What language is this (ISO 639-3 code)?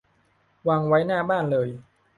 tha